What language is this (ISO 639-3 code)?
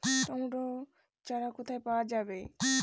ben